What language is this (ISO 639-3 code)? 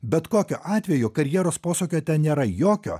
lit